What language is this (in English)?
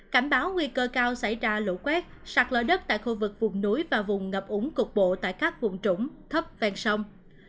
Vietnamese